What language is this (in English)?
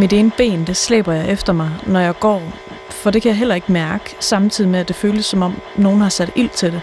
Danish